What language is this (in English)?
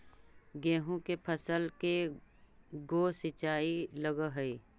Magahi